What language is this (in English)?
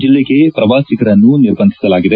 Kannada